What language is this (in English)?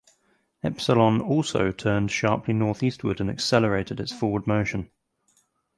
English